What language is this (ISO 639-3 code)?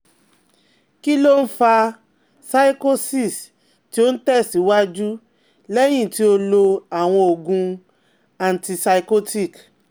yor